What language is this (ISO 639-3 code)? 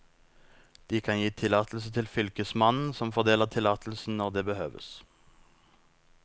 nor